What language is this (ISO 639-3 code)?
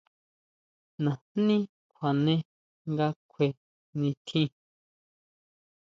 mau